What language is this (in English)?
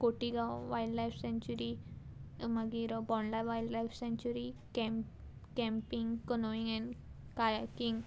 Konkani